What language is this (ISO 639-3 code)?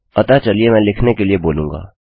hin